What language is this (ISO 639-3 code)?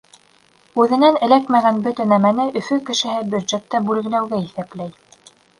bak